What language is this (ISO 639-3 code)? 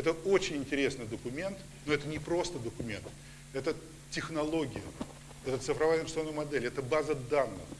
rus